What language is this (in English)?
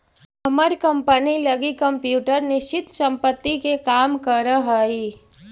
Magahi